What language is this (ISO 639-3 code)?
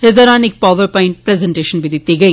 doi